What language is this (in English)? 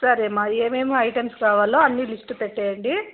Telugu